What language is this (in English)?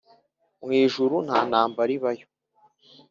Kinyarwanda